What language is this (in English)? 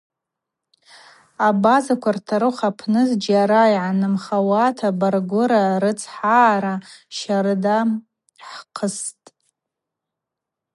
Abaza